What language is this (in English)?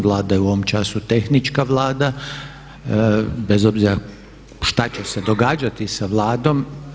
Croatian